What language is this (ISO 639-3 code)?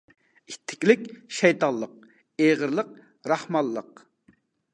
uig